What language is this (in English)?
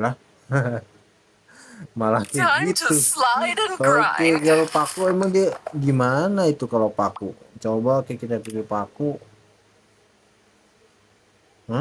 Indonesian